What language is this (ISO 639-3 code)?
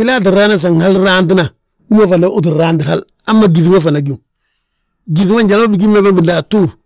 bjt